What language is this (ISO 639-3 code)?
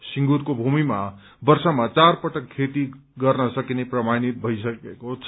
nep